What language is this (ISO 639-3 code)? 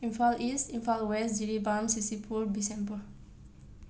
mni